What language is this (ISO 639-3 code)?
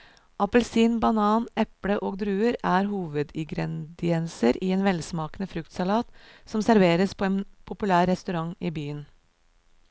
nor